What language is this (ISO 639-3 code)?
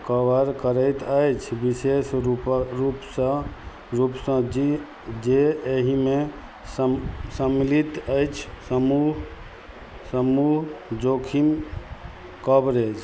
mai